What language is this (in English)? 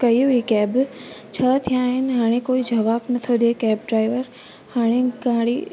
Sindhi